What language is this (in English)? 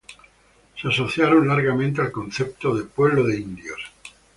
Spanish